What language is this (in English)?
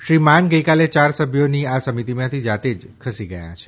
Gujarati